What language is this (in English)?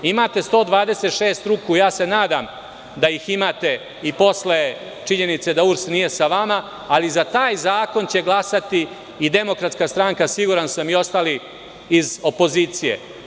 Serbian